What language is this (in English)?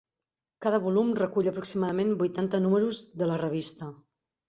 Catalan